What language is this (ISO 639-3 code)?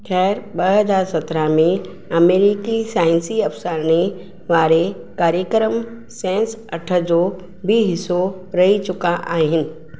snd